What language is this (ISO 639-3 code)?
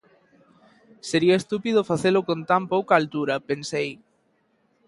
glg